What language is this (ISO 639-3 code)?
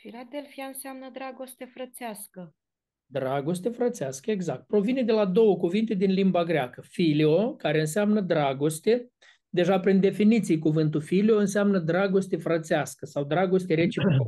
ron